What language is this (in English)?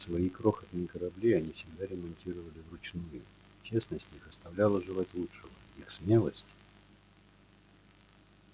Russian